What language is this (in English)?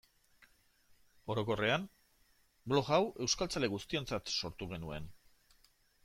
Basque